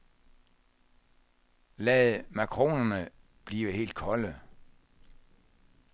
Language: Danish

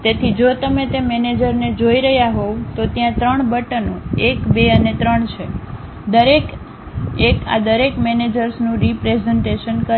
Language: Gujarati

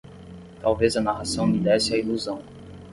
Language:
Portuguese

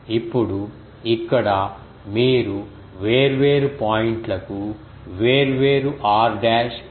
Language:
Telugu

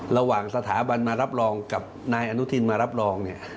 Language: Thai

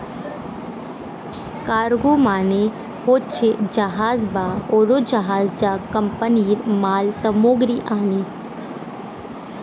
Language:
Bangla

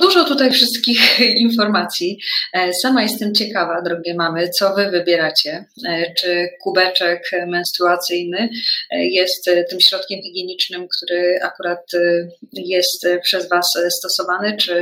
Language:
Polish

